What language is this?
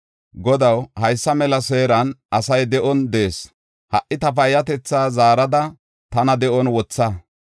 Gofa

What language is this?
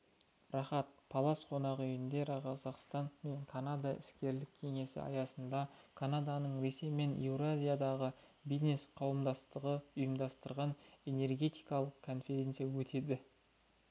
Kazakh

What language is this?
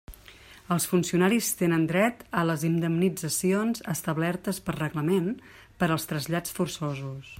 Catalan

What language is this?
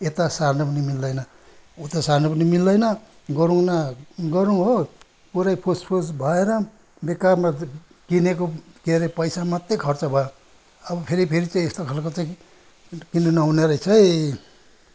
Nepali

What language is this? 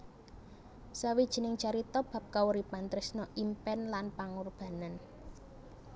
Javanese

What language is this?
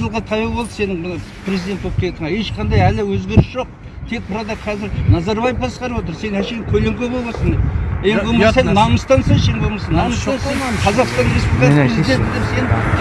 Kazakh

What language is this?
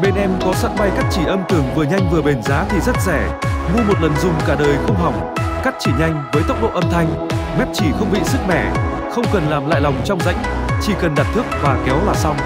Vietnamese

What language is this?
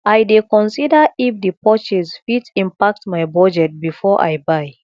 Nigerian Pidgin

